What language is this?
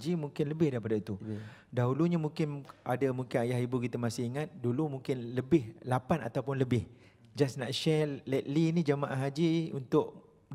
Malay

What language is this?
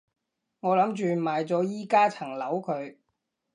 Cantonese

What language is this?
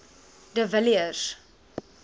Afrikaans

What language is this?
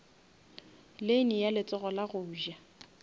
Northern Sotho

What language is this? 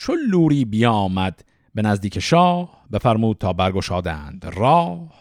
Persian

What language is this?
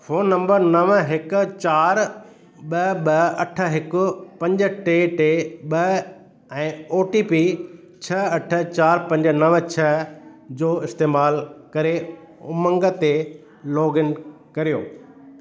Sindhi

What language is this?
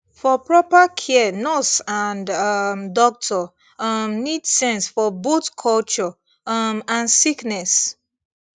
Nigerian Pidgin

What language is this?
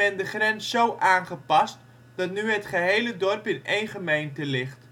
Dutch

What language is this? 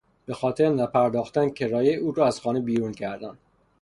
Persian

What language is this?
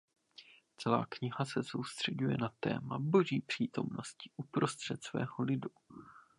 Czech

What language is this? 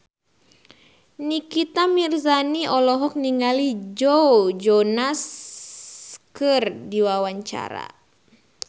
Sundanese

